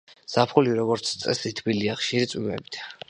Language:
Georgian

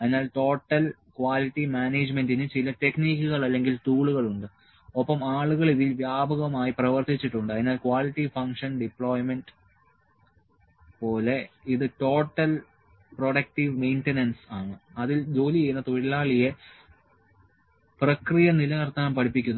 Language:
Malayalam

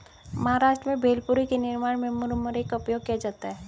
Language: Hindi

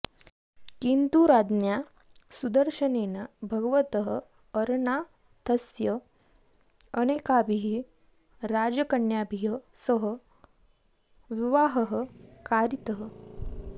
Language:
Sanskrit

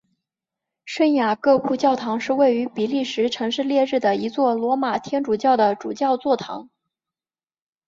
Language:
Chinese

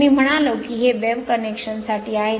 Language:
Marathi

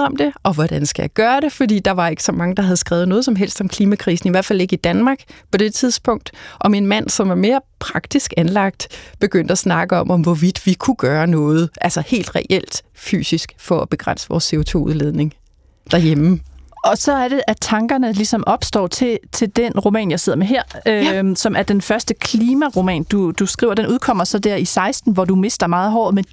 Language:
Danish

